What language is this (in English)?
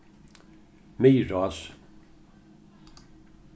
Faroese